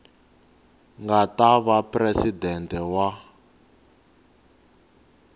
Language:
Tsonga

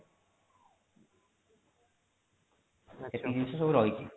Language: Odia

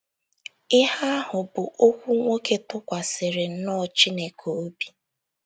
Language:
Igbo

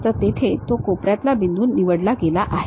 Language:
Marathi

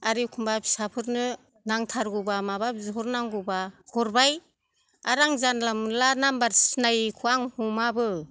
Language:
Bodo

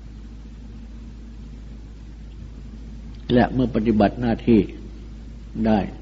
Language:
Thai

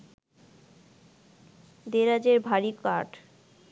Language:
Bangla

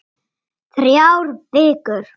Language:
Icelandic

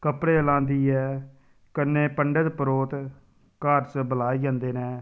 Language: Dogri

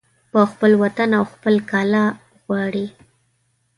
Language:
Pashto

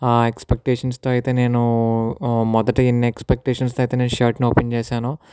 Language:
Telugu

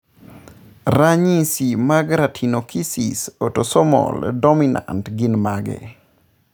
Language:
Luo (Kenya and Tanzania)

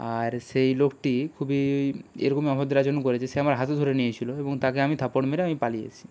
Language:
Bangla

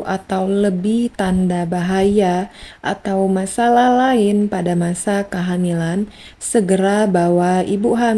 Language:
Indonesian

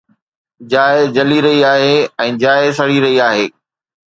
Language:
Sindhi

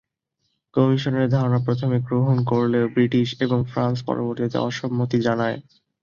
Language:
Bangla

